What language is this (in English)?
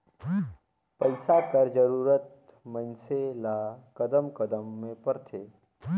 Chhattisgarhi